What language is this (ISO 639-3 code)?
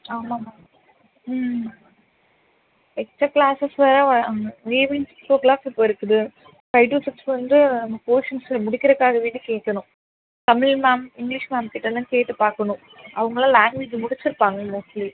tam